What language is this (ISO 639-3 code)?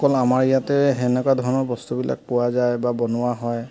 asm